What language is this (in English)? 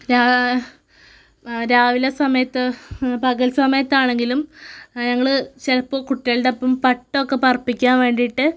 Malayalam